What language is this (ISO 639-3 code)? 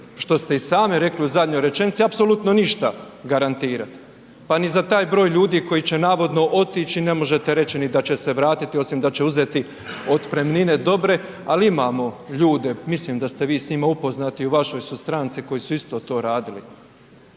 hrv